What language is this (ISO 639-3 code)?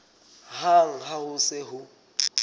sot